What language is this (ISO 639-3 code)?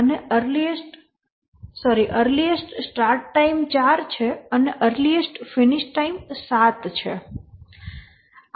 guj